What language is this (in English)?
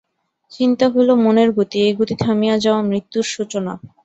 Bangla